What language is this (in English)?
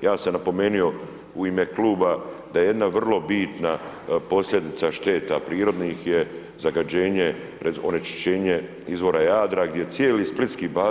Croatian